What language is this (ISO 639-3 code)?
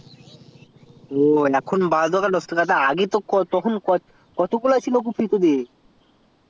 ben